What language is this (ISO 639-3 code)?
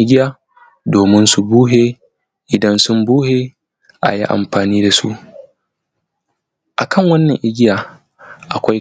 hau